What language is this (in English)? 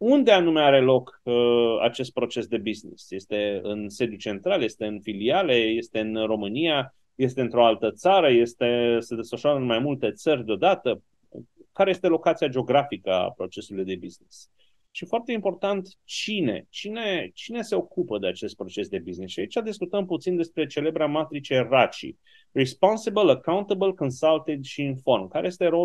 Romanian